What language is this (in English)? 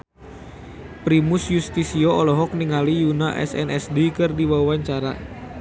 Sundanese